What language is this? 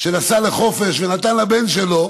Hebrew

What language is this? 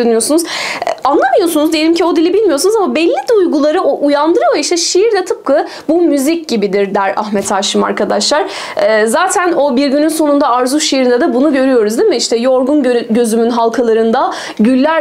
Turkish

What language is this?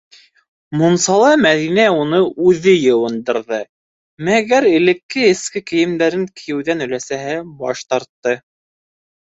Bashkir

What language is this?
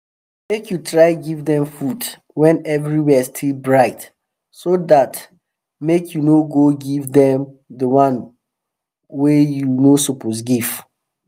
Nigerian Pidgin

